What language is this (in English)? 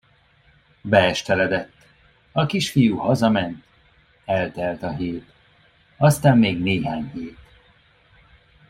Hungarian